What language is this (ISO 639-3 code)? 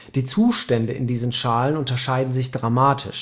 deu